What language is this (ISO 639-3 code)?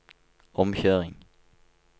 nor